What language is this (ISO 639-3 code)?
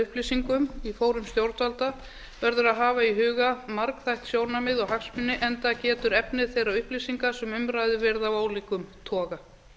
isl